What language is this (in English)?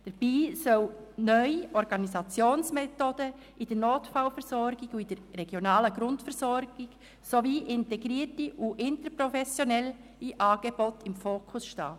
Swiss German